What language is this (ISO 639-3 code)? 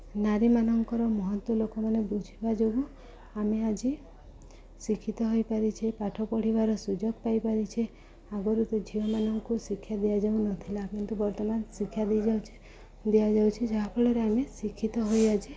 ori